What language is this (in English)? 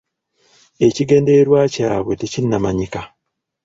Ganda